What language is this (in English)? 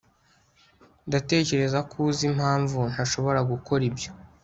Kinyarwanda